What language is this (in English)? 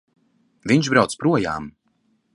Latvian